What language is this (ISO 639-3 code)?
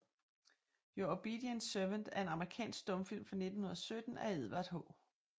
dan